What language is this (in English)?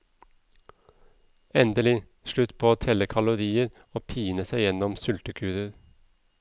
Norwegian